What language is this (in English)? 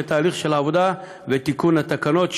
Hebrew